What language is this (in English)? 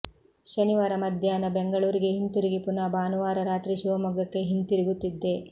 Kannada